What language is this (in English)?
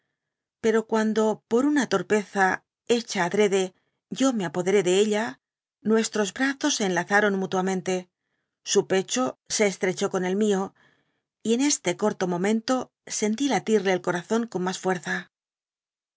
Spanish